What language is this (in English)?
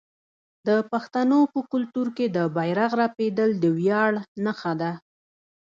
Pashto